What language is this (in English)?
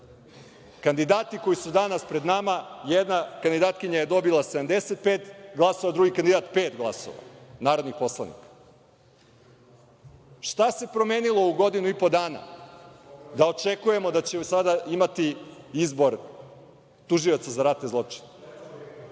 Serbian